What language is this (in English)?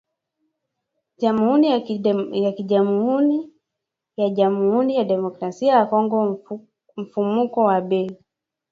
Swahili